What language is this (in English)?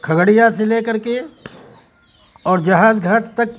Urdu